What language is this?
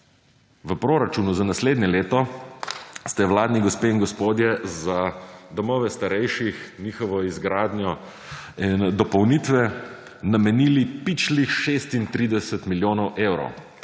Slovenian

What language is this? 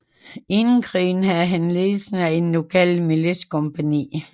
Danish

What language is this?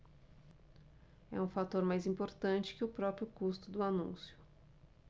Portuguese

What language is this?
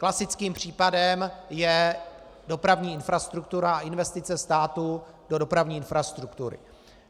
Czech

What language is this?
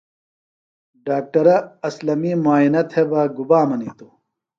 Phalura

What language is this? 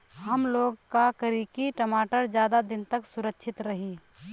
Bhojpuri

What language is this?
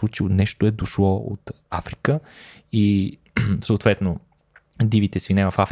Bulgarian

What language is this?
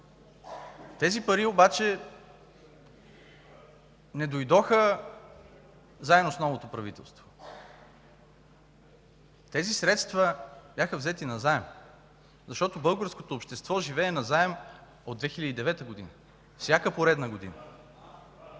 Bulgarian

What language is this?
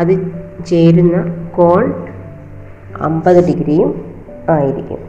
Malayalam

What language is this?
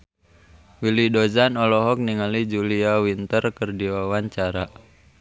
Sundanese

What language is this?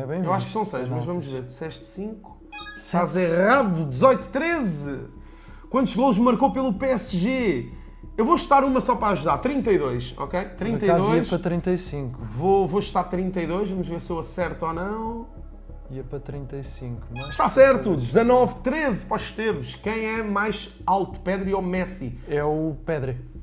Portuguese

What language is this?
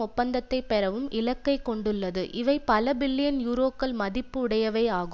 Tamil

